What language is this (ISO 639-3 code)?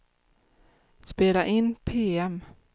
swe